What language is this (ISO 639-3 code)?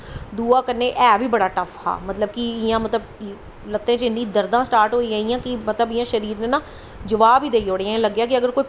doi